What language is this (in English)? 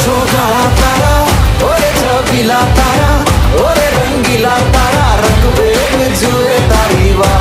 Hindi